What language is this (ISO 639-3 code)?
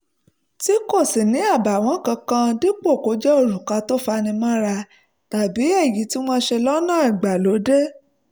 yor